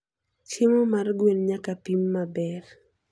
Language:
Luo (Kenya and Tanzania)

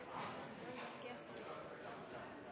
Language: Norwegian Nynorsk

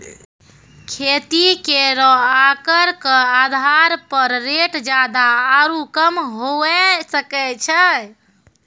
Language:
Maithili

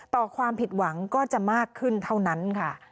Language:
Thai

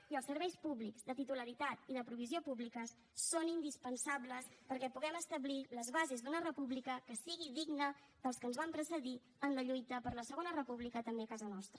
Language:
Catalan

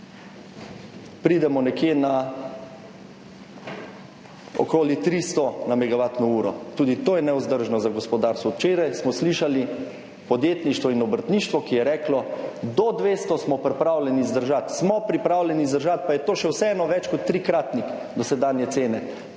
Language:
Slovenian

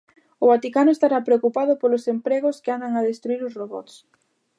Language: Galician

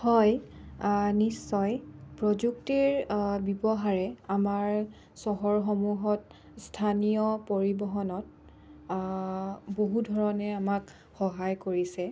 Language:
Assamese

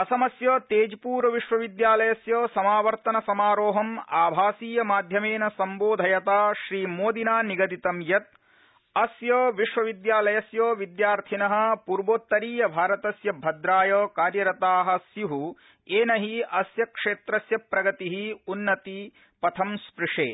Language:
Sanskrit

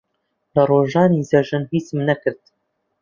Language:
Central Kurdish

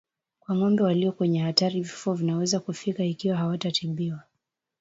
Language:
Swahili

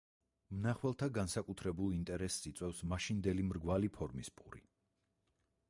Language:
Georgian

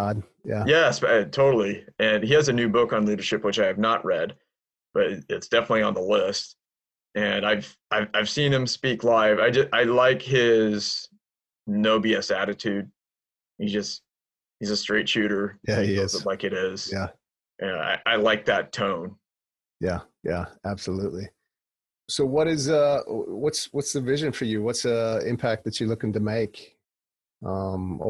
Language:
English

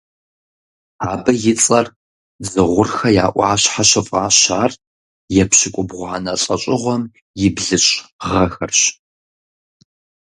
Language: Kabardian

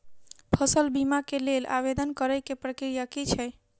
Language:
Maithili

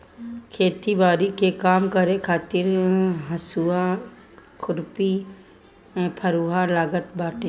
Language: Bhojpuri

